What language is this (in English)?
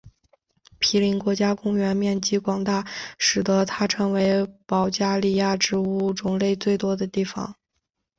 Chinese